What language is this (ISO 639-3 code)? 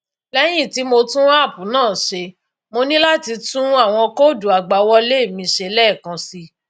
yor